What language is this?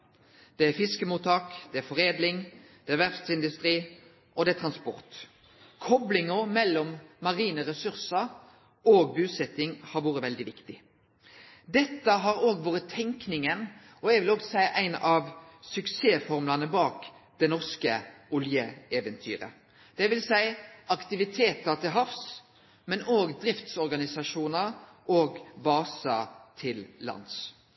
Norwegian Nynorsk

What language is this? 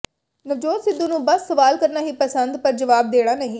Punjabi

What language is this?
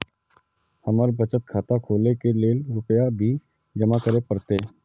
Maithili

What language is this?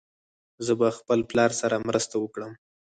Pashto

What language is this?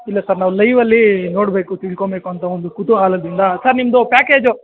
Kannada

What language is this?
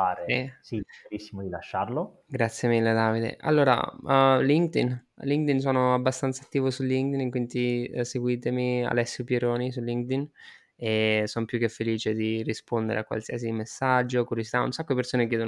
Italian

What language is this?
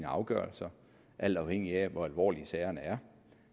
Danish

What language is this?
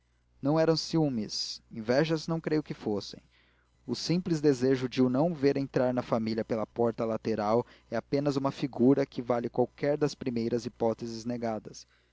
Portuguese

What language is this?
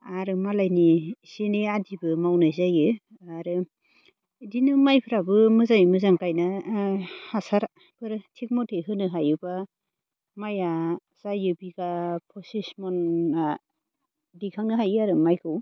Bodo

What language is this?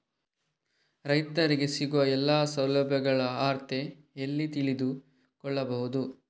Kannada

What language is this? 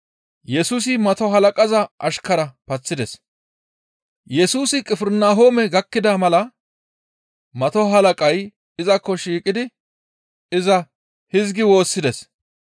Gamo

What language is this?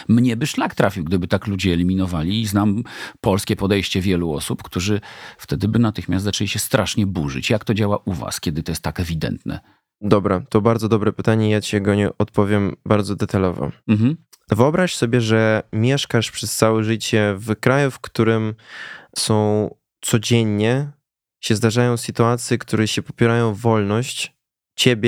Polish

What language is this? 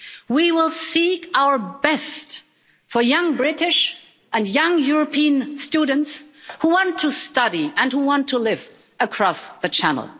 English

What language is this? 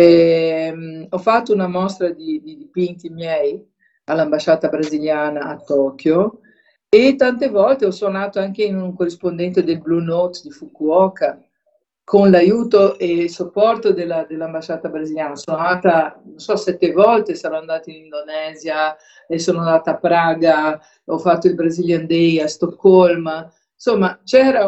Italian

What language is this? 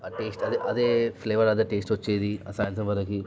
Telugu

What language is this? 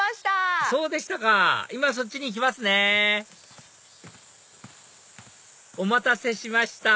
Japanese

